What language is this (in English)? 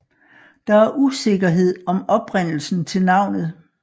Danish